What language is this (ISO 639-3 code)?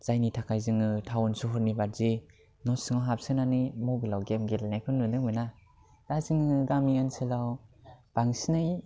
brx